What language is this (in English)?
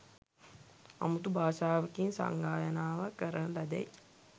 Sinhala